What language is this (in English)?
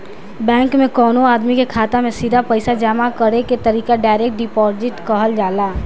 Bhojpuri